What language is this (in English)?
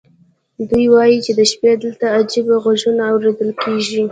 Pashto